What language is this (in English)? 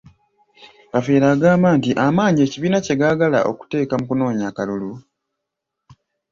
Ganda